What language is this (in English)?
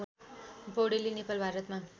Nepali